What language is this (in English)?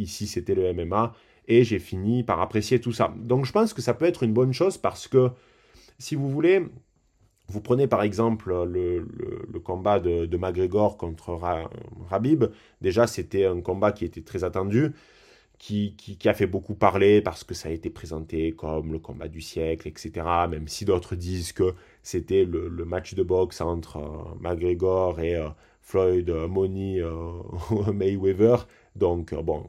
French